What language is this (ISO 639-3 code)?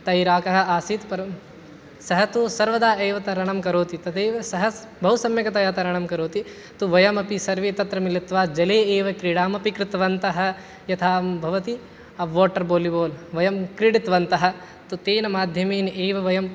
san